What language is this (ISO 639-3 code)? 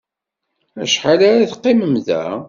kab